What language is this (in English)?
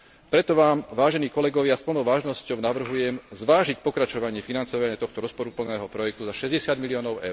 Slovak